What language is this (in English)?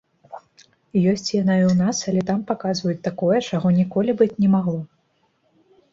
Belarusian